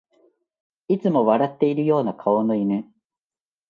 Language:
Japanese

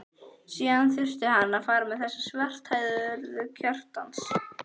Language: Icelandic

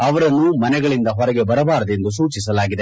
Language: Kannada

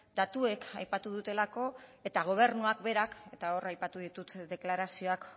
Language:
Basque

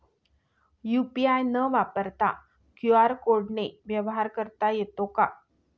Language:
Marathi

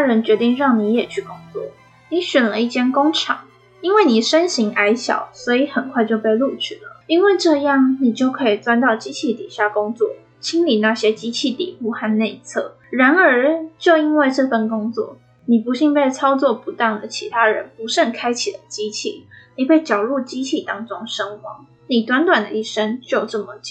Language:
Chinese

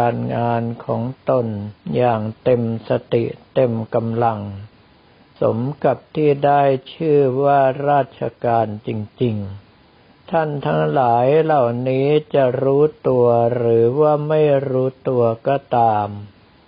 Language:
Thai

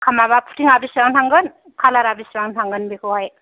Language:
Bodo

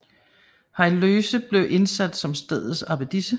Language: Danish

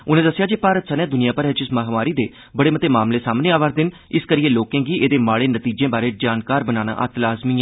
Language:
Dogri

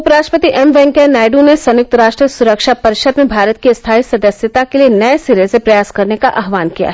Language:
Hindi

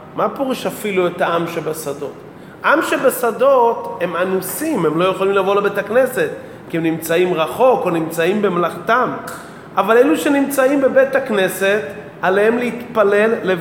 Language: Hebrew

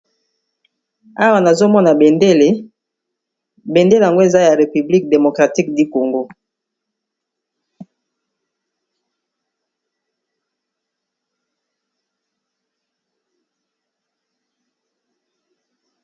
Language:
Lingala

